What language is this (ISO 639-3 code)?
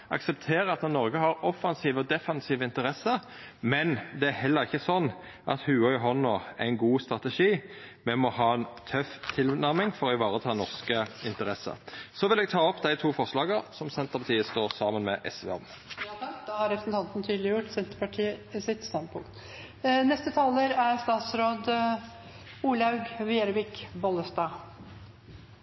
nor